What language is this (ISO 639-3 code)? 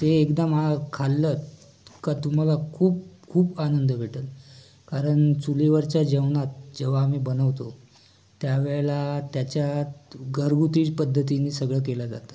mar